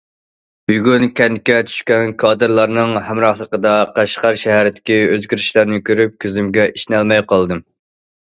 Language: Uyghur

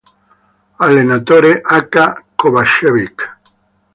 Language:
Italian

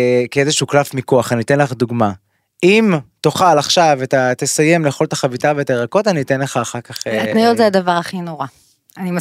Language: Hebrew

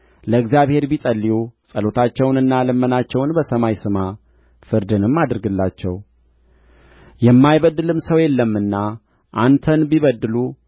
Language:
Amharic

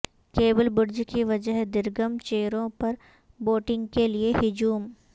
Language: Urdu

